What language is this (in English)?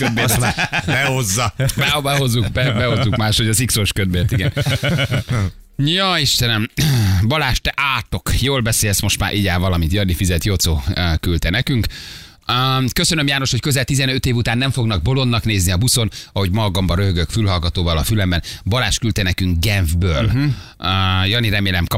Hungarian